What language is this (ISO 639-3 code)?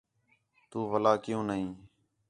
xhe